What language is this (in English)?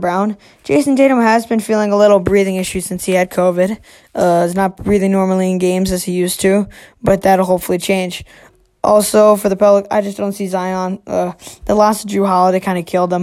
English